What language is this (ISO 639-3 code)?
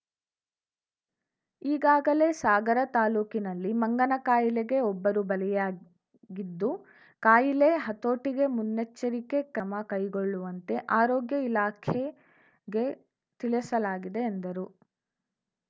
kan